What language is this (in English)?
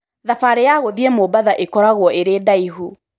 Kikuyu